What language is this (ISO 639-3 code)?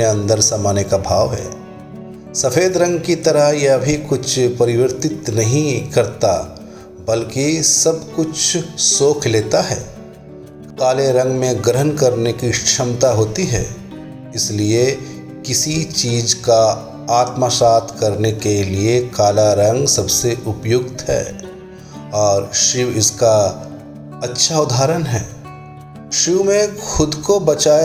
hin